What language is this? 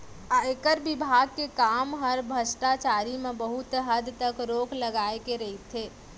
Chhattisgarhi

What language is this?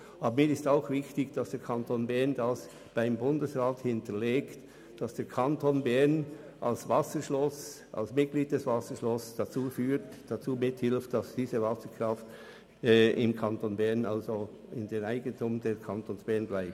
Swiss German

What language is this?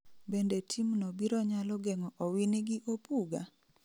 Luo (Kenya and Tanzania)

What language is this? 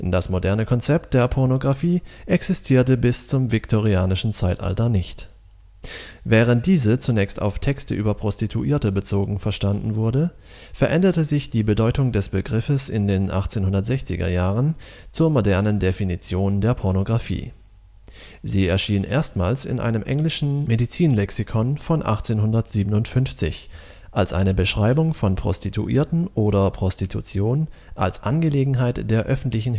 German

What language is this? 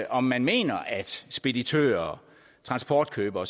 Danish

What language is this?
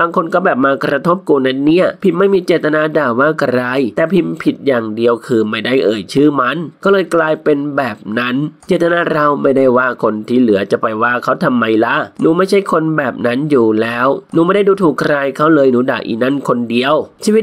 Thai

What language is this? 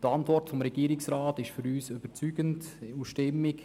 Swiss German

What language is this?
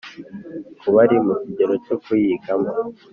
Kinyarwanda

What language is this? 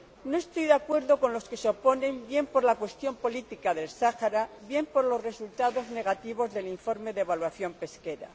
Spanish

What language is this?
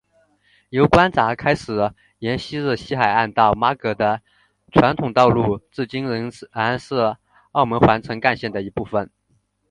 Chinese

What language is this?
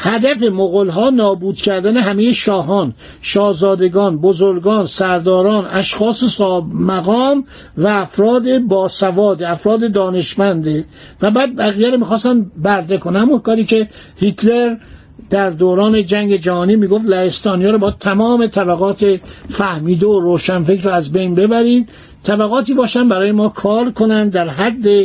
Persian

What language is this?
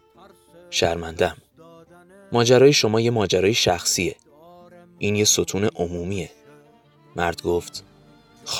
Persian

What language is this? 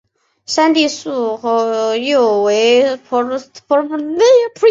Chinese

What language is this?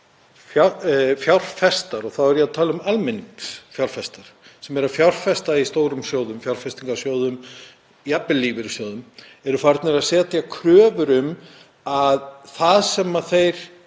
Icelandic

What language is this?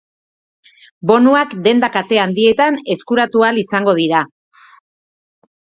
Basque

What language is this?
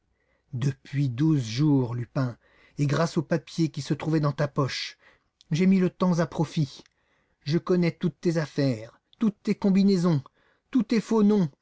French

